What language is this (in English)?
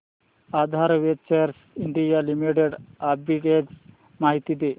Marathi